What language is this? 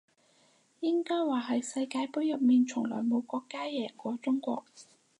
Cantonese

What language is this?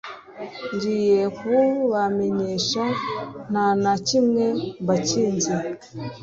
Kinyarwanda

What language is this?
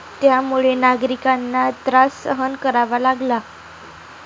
Marathi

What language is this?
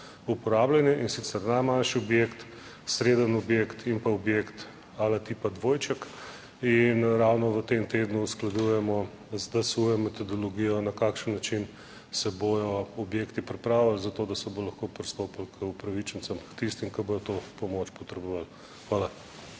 Slovenian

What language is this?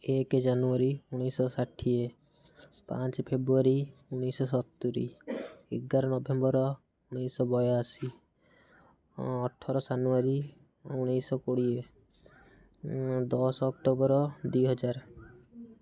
Odia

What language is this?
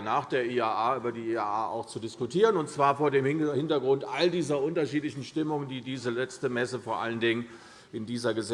German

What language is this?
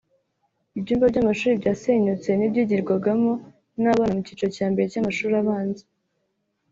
Kinyarwanda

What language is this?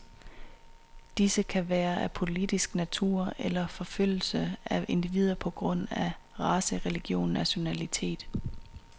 Danish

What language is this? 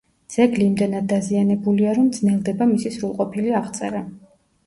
Georgian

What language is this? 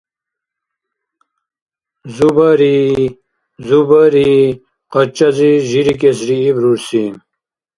Dargwa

